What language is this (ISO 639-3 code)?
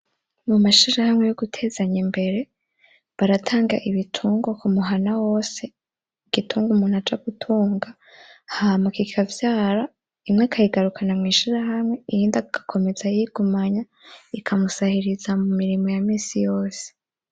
run